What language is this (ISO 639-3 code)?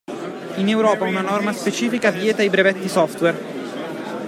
ita